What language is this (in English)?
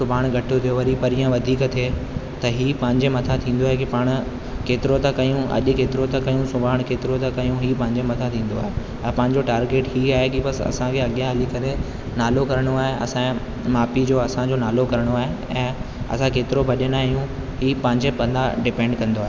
Sindhi